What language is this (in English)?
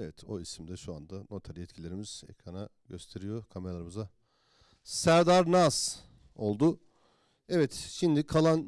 Turkish